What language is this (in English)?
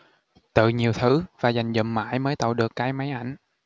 Vietnamese